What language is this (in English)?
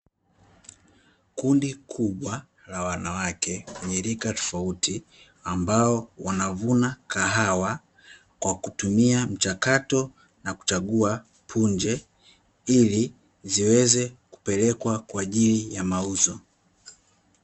Swahili